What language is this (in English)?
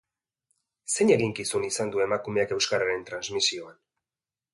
Basque